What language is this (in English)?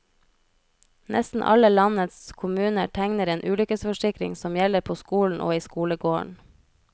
Norwegian